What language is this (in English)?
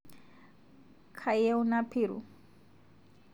Masai